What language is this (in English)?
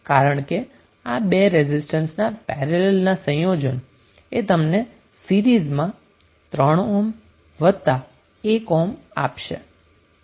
Gujarati